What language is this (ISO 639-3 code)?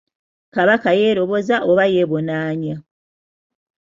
lug